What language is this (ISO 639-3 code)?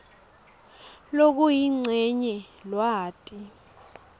ssw